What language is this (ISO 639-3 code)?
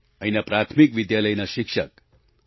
guj